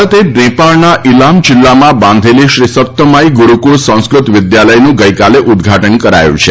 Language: Gujarati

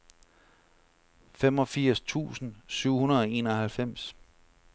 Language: Danish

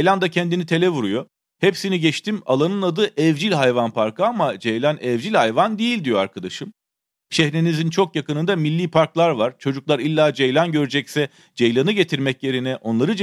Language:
Turkish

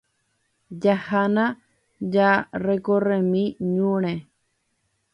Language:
Guarani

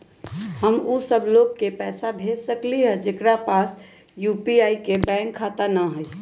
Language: Magahi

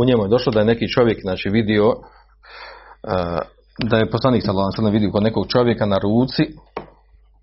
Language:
Croatian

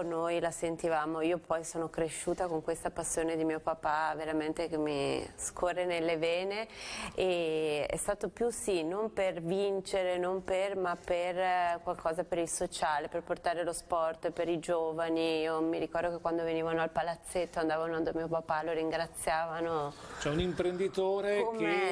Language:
Italian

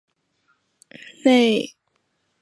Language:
Chinese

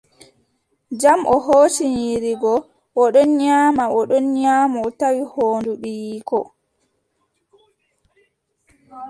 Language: Adamawa Fulfulde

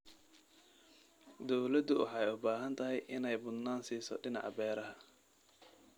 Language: Somali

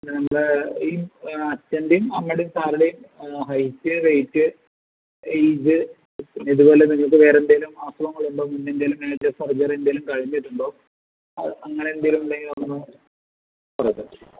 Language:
Malayalam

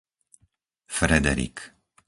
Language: Slovak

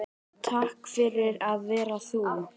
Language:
Icelandic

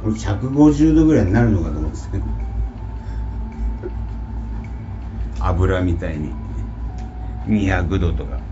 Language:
Japanese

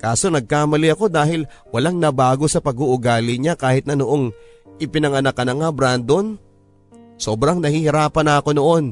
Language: Filipino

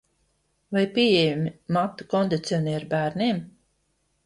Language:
Latvian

